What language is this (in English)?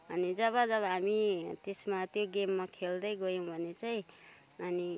Nepali